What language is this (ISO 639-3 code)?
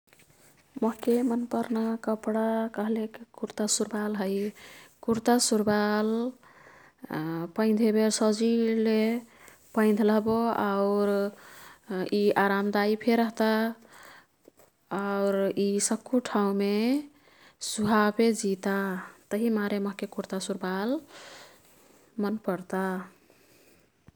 tkt